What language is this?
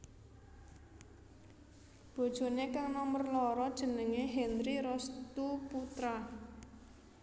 Javanese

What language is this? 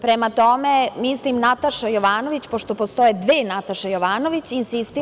Serbian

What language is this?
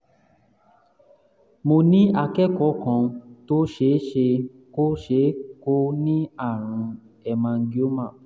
Yoruba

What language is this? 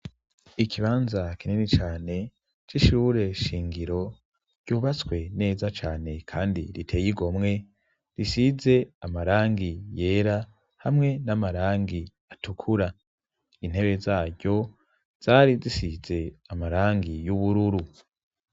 Rundi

